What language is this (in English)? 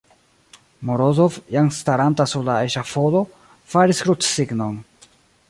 Esperanto